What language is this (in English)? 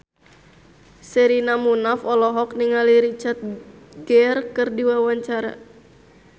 Sundanese